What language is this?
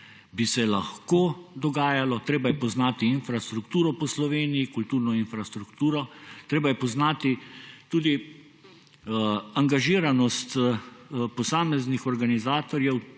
Slovenian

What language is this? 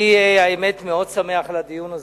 Hebrew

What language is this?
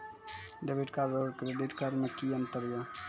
Maithili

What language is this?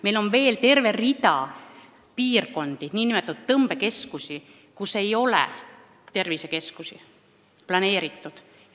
Estonian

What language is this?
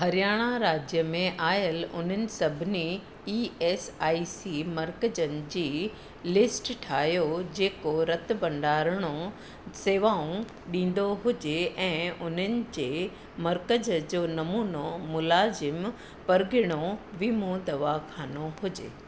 Sindhi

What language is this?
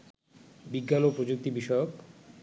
Bangla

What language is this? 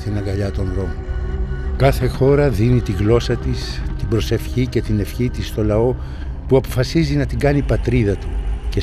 Greek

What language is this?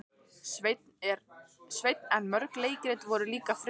Icelandic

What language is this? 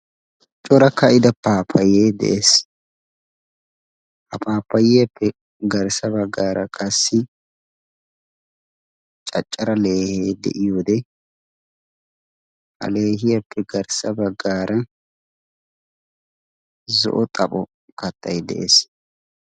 Wolaytta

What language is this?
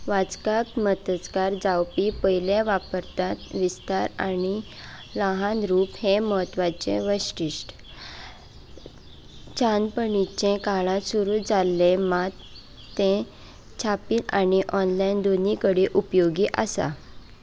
Konkani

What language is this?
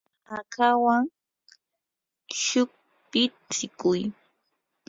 Yanahuanca Pasco Quechua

